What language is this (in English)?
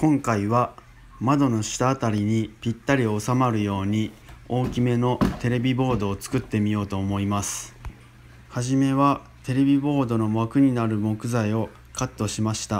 Japanese